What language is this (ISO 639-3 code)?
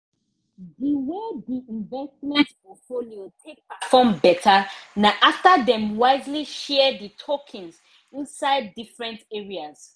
pcm